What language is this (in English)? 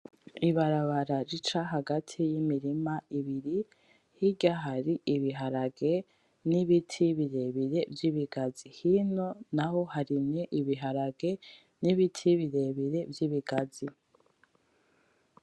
Rundi